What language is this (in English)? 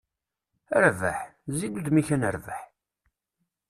Kabyle